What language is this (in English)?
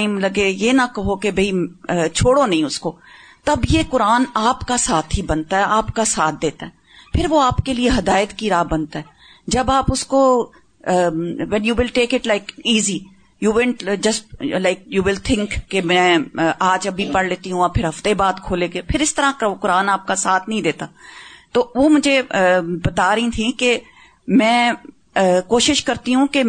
Urdu